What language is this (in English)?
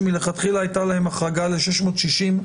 Hebrew